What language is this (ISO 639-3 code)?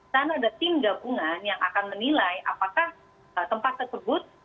ind